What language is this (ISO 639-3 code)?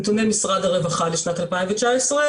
heb